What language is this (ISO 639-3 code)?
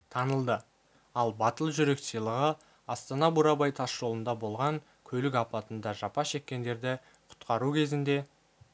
kaz